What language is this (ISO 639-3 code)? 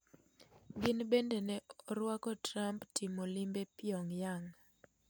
luo